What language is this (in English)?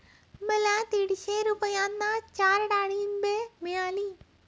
Marathi